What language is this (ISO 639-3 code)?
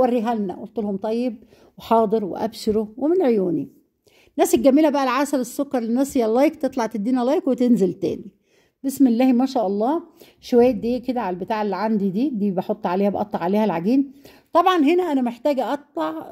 ara